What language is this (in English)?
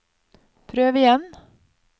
Norwegian